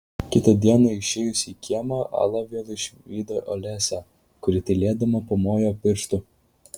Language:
Lithuanian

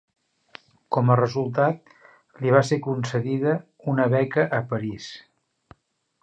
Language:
Catalan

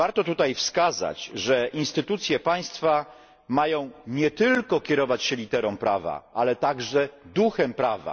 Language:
Polish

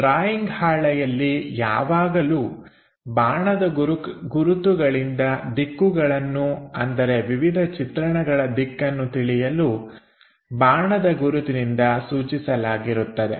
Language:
Kannada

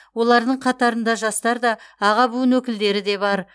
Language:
Kazakh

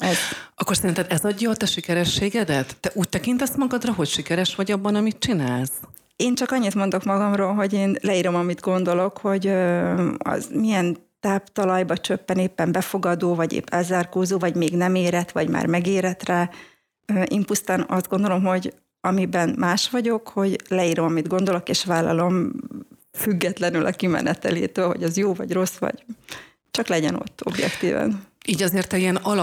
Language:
Hungarian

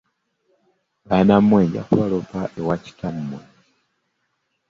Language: Ganda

